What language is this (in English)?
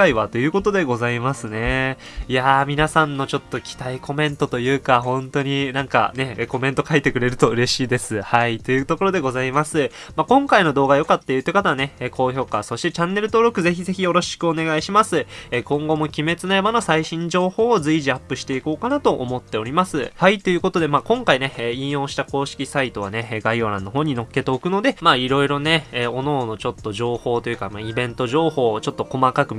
Japanese